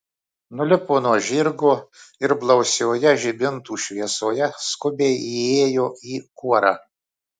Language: Lithuanian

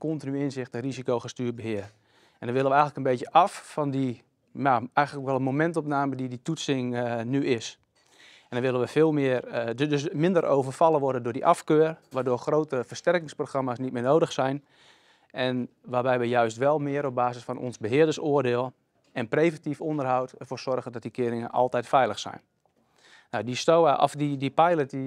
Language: Dutch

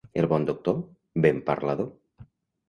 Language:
Catalan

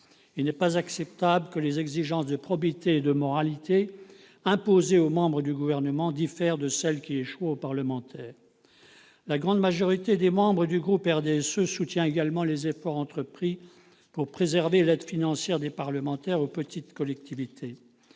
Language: French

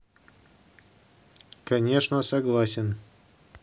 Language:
Russian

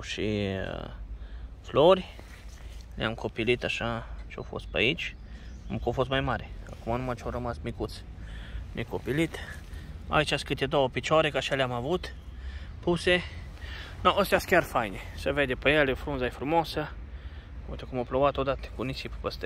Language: Romanian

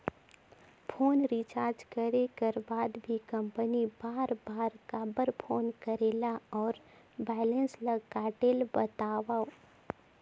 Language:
Chhattisgarhi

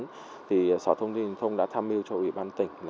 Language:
Vietnamese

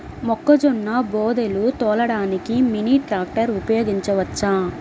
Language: Telugu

